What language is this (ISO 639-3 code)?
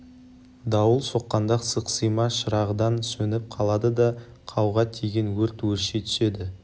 kaz